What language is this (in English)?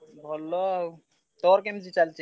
Odia